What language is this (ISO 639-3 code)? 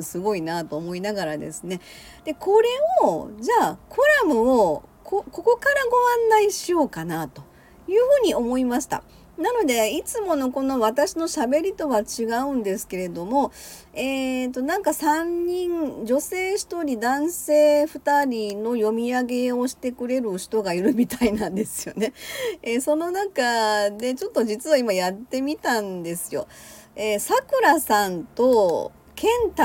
jpn